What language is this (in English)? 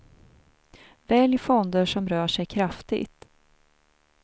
Swedish